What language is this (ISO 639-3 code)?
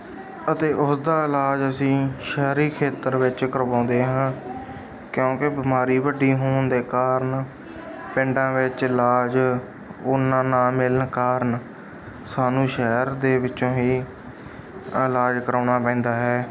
pan